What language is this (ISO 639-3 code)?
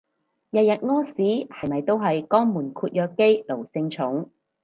yue